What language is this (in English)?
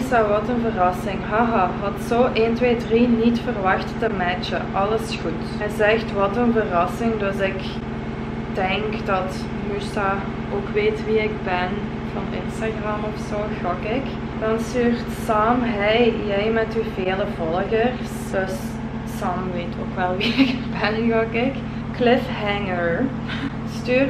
Dutch